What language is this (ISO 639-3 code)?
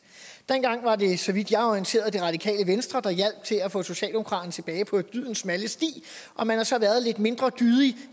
dan